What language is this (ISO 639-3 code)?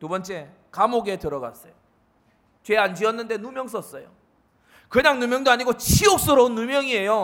kor